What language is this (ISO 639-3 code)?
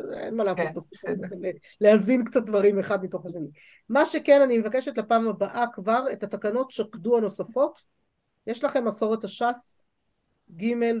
heb